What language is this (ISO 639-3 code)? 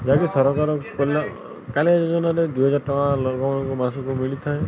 ori